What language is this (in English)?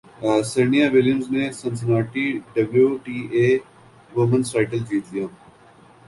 Urdu